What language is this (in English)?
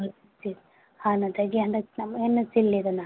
Manipuri